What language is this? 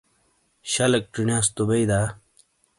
Shina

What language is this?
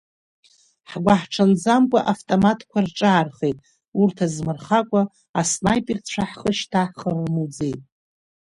Abkhazian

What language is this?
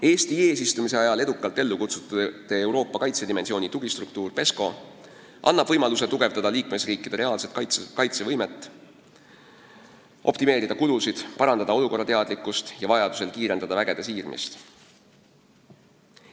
Estonian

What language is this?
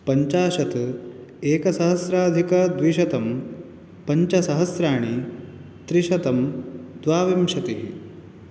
Sanskrit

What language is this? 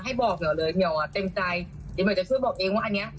Thai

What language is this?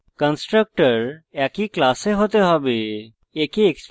Bangla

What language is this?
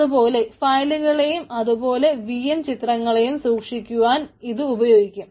Malayalam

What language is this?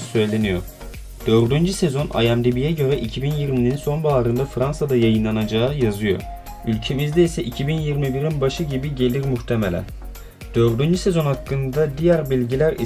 Turkish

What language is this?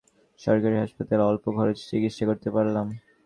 Bangla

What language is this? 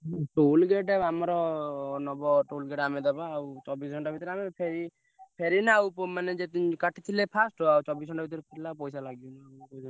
Odia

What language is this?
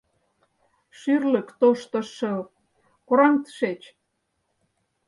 Mari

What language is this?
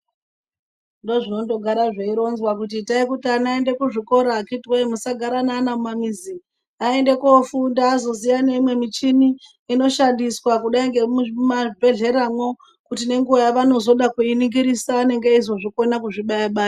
Ndau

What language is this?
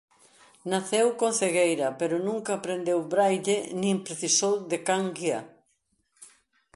Galician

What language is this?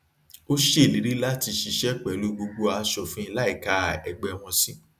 Yoruba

